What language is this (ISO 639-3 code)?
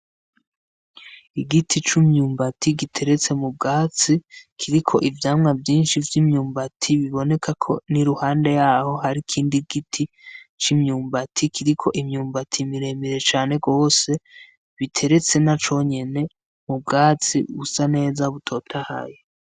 run